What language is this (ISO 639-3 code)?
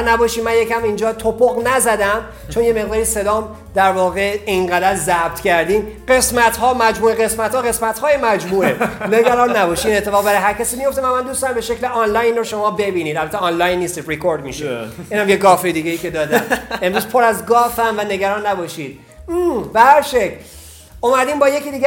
fas